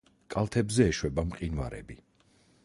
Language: Georgian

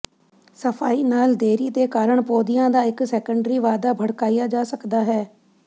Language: Punjabi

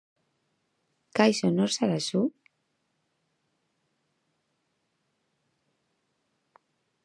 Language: Basque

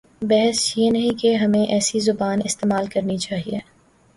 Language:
Urdu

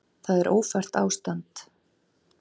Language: Icelandic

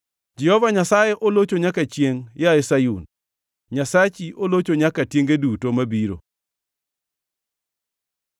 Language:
Luo (Kenya and Tanzania)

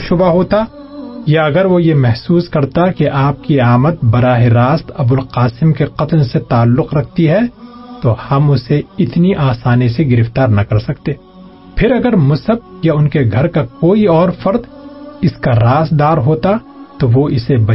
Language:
Urdu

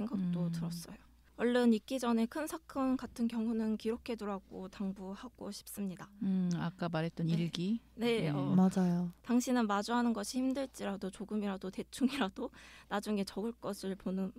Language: Korean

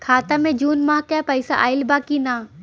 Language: Bhojpuri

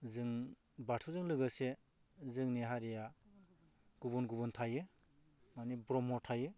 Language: Bodo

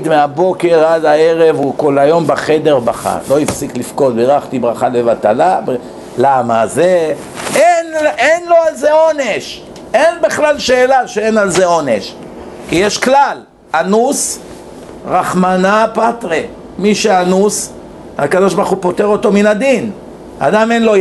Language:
Hebrew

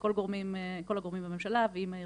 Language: Hebrew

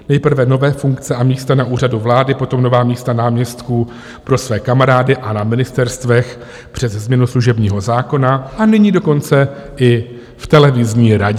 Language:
Czech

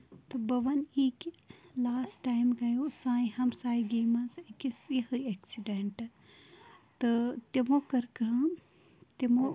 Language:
Kashmiri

